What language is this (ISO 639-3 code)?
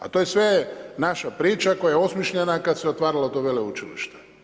hrv